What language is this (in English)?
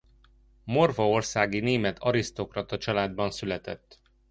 Hungarian